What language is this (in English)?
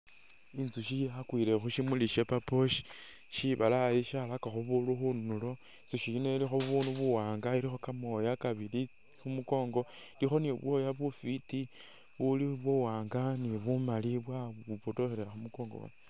Masaaba